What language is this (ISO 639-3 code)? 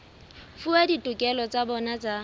sot